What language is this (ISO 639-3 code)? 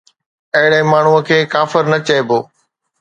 snd